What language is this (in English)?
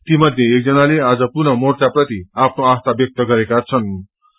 Nepali